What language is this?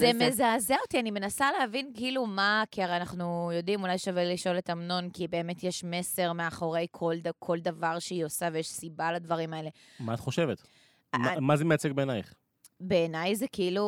Hebrew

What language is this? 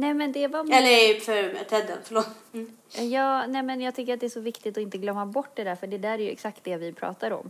Swedish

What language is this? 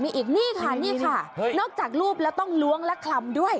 Thai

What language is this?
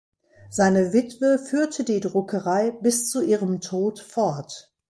German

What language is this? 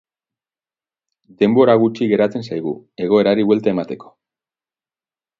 Basque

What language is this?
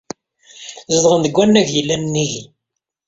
Kabyle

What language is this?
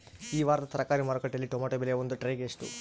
Kannada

